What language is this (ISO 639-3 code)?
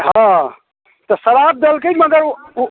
mai